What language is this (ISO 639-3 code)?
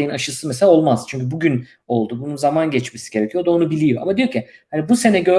tur